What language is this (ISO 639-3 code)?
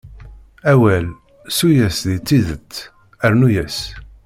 kab